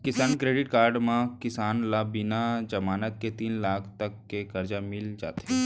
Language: Chhattisgarhi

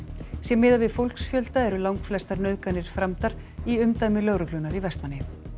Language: Icelandic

